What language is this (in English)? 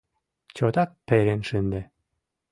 Mari